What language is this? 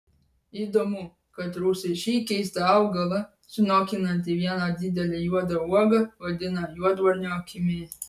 Lithuanian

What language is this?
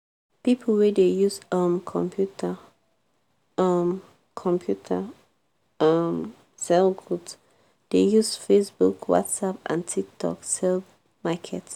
Nigerian Pidgin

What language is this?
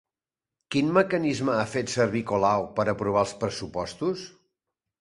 Catalan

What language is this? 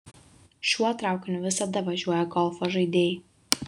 Lithuanian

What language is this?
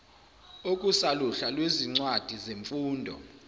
Zulu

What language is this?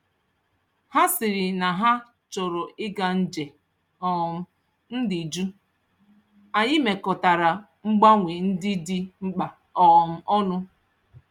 Igbo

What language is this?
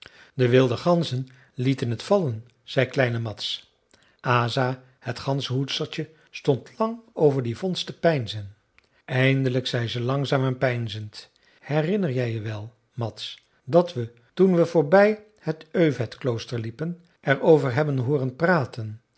Dutch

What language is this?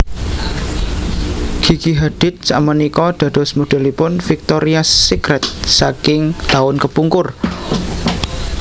Javanese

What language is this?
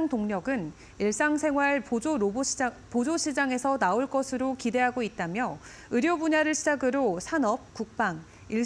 Korean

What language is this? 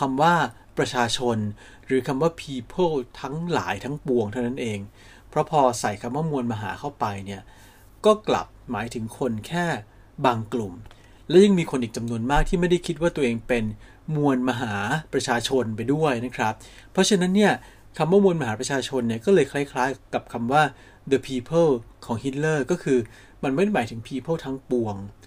Thai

